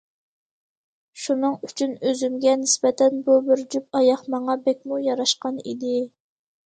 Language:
Uyghur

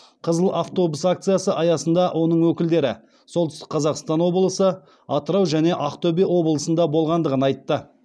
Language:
Kazakh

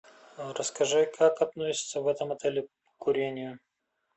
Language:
Russian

